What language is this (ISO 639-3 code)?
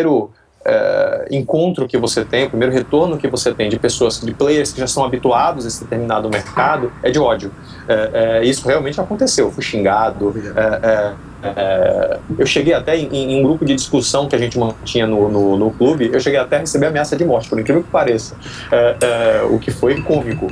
por